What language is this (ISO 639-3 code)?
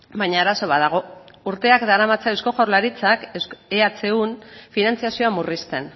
eus